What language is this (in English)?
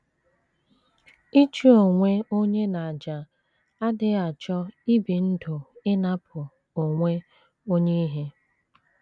Igbo